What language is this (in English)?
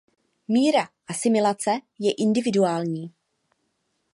Czech